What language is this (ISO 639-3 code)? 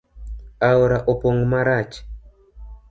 luo